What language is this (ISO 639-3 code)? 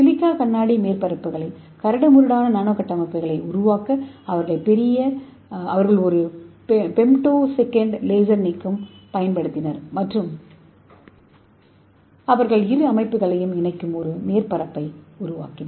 tam